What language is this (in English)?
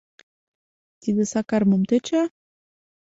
Mari